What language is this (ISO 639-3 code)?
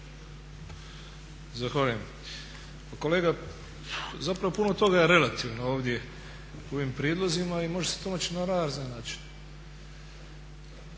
hrv